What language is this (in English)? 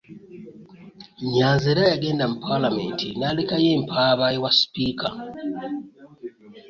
Ganda